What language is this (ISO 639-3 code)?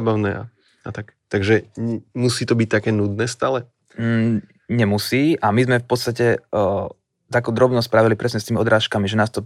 slk